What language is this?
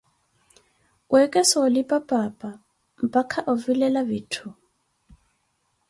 Koti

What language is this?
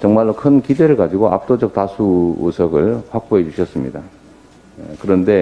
Korean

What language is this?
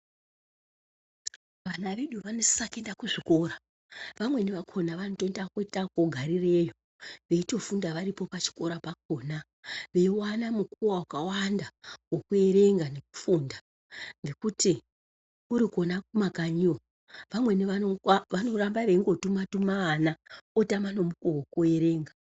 Ndau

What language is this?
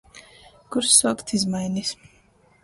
Latgalian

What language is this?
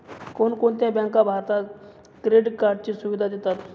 Marathi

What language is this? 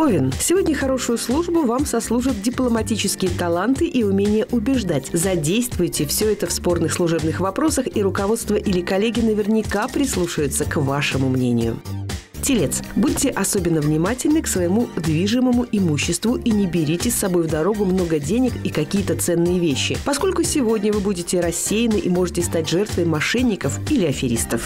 Russian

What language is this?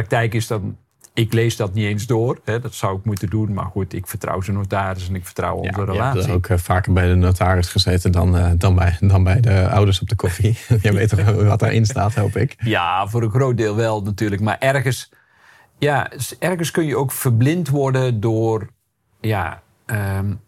Dutch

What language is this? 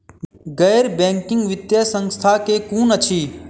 Maithili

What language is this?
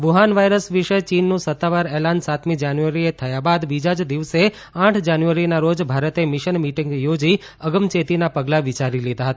Gujarati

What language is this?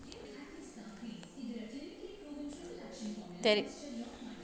Kannada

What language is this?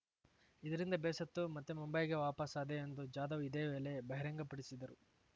Kannada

